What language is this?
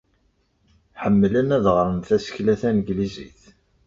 Kabyle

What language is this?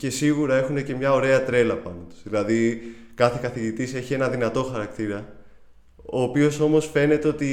Greek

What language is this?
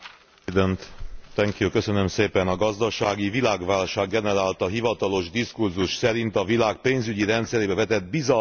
Hungarian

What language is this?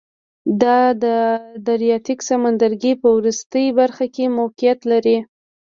Pashto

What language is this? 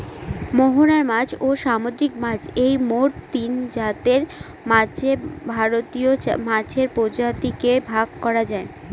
Bangla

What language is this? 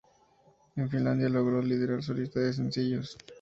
Spanish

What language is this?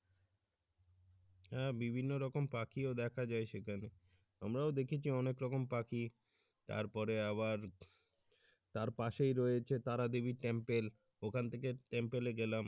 Bangla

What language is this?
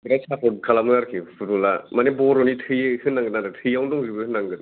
Bodo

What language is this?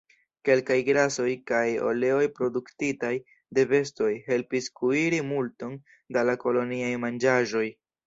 Esperanto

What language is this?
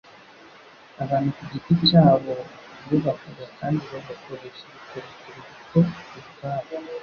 Kinyarwanda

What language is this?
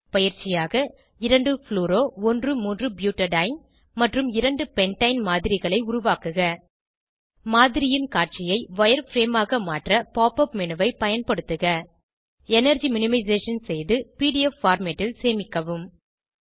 Tamil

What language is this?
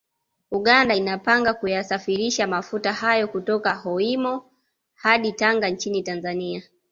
Swahili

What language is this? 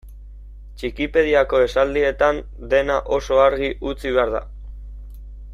Basque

